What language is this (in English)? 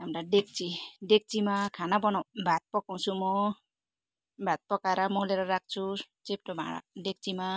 Nepali